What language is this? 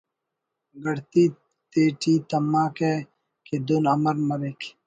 Brahui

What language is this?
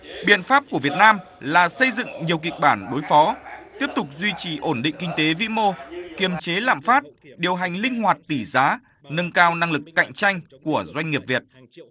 Vietnamese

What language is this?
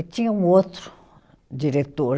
Portuguese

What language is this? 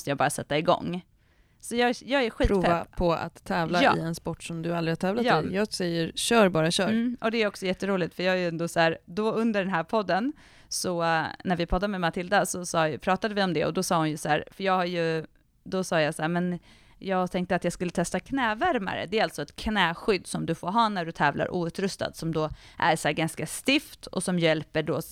Swedish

